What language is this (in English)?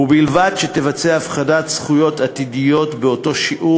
Hebrew